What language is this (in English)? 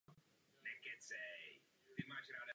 Czech